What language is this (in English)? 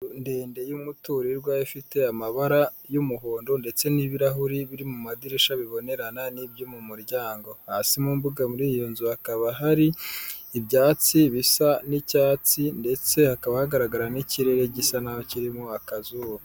Kinyarwanda